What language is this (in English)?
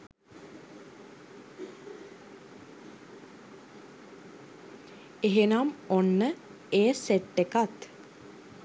Sinhala